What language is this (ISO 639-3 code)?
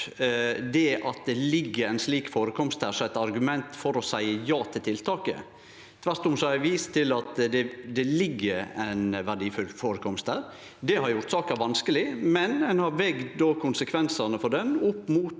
nor